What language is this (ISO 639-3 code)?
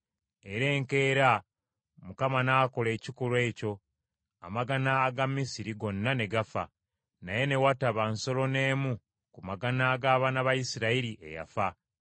lug